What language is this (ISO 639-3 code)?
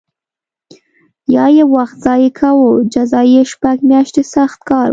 pus